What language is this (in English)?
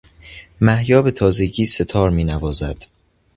Persian